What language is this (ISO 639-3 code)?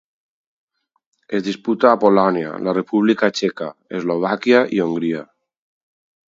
cat